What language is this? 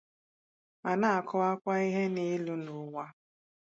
Igbo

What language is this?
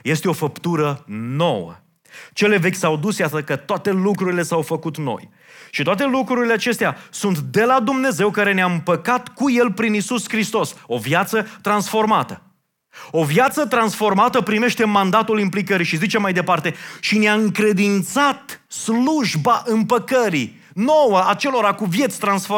Romanian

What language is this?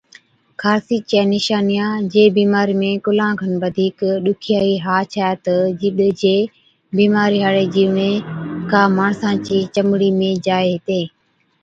Od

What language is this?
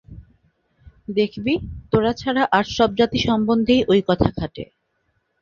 Bangla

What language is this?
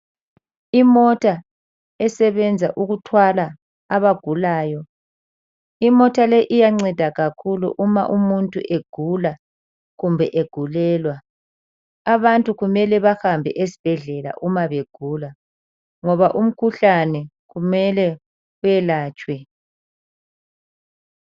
North Ndebele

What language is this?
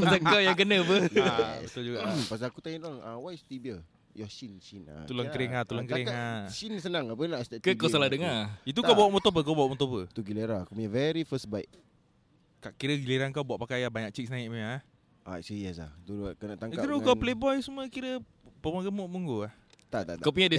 Malay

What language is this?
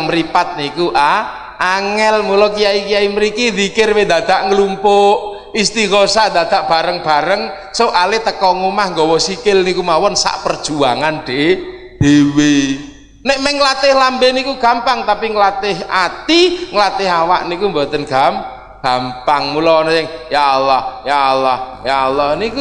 Indonesian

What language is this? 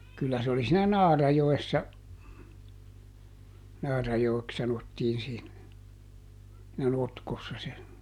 Finnish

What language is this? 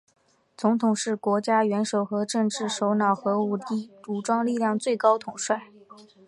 Chinese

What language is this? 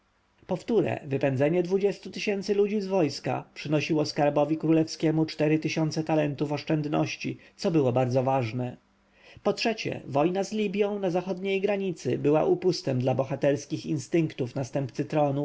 Polish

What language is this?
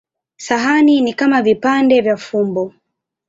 Swahili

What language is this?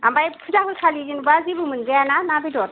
Bodo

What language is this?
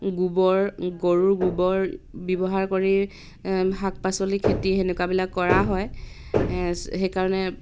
Assamese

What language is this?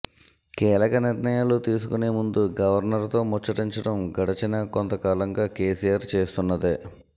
Telugu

